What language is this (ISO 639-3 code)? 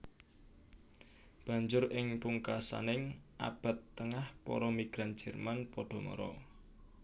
jav